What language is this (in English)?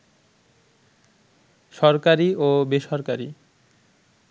Bangla